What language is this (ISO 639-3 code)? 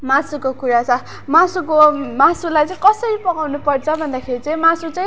nep